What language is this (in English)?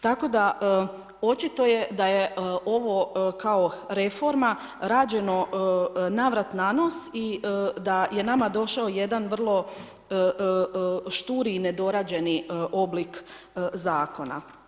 Croatian